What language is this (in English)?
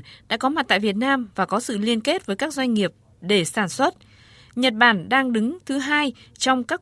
Vietnamese